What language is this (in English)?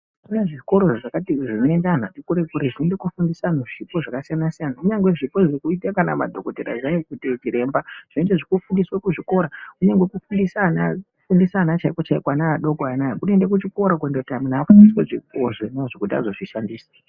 Ndau